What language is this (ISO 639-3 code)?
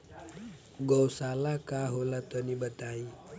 bho